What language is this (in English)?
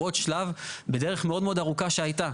Hebrew